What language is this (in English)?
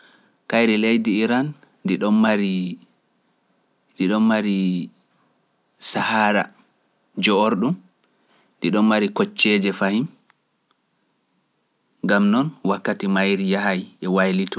Pular